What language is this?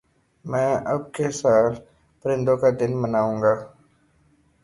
Urdu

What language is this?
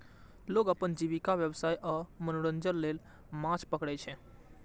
Maithili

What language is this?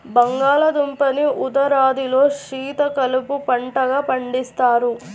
Telugu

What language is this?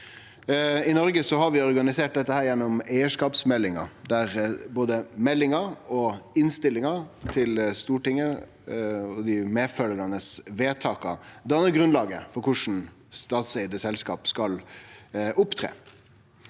Norwegian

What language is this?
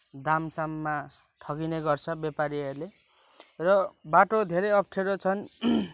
Nepali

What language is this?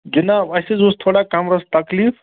Kashmiri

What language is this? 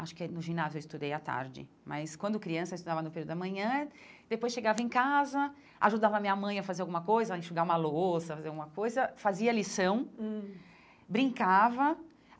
Portuguese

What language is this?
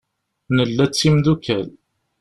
Kabyle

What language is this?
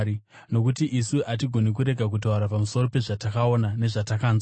Shona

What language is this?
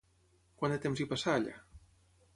Catalan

